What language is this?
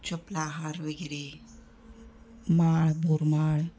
Marathi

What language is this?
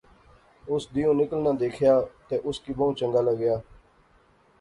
Pahari-Potwari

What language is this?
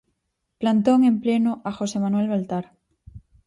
Galician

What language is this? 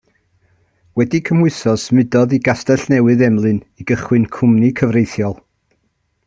Welsh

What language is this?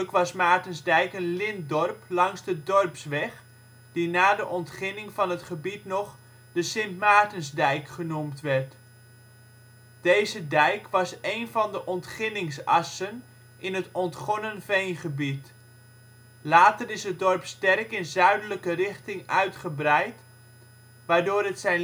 Dutch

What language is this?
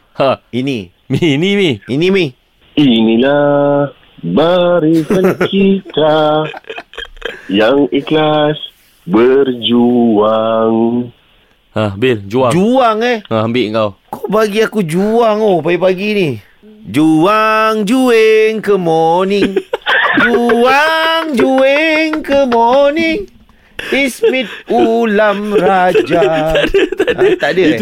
Malay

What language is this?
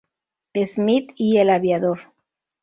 Spanish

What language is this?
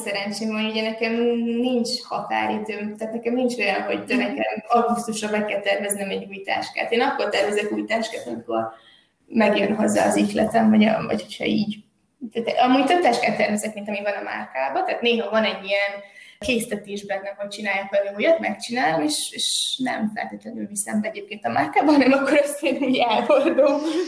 Hungarian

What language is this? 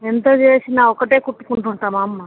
Telugu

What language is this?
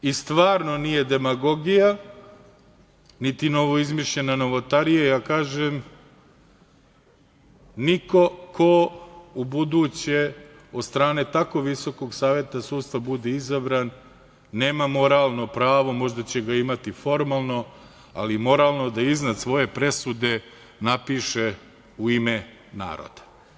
Serbian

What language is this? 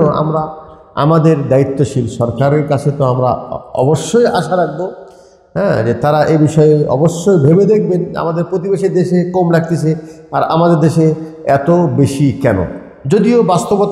Arabic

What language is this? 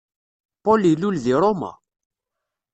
Kabyle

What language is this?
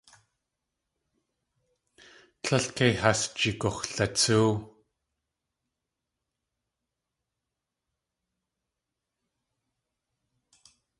Tlingit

